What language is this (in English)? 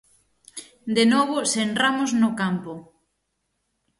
Galician